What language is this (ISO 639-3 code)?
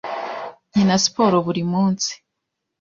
kin